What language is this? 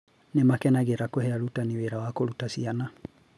Kikuyu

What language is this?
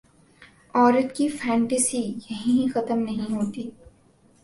Urdu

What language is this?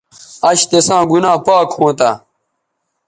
Bateri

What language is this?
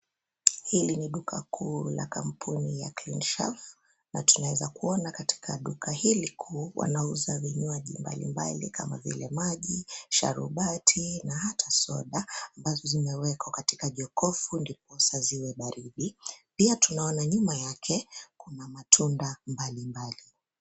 Swahili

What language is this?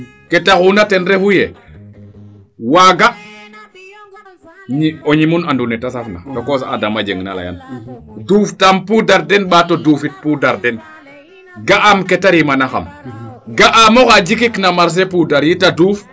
Serer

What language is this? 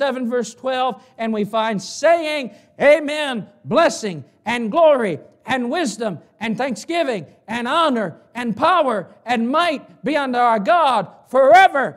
English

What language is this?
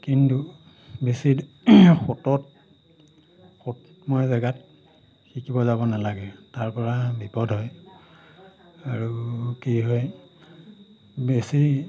Assamese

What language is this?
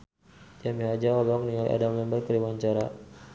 Sundanese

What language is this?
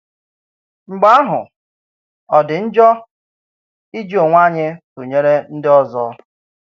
Igbo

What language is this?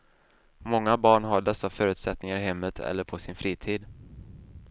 Swedish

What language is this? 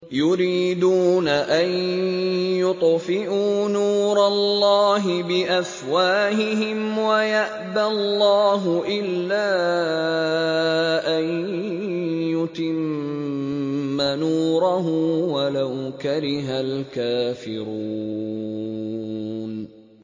Arabic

